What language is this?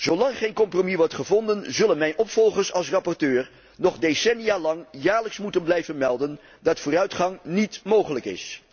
Dutch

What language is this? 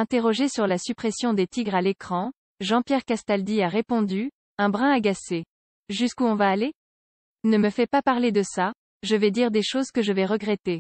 French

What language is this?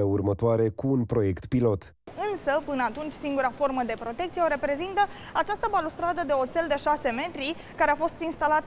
Romanian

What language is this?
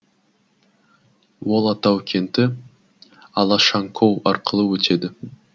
Kazakh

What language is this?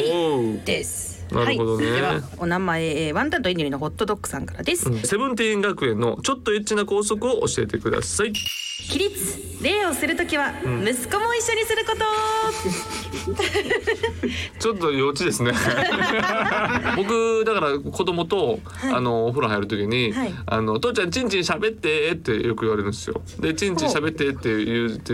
Japanese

